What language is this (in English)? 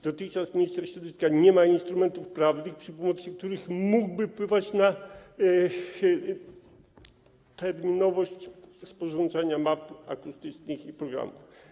Polish